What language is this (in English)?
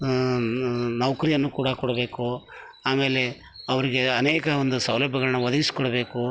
Kannada